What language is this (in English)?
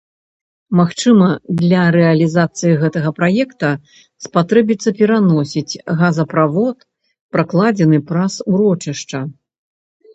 Belarusian